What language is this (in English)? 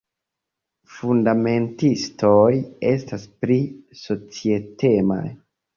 Esperanto